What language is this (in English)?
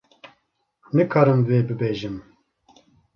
Kurdish